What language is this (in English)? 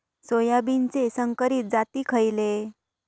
Marathi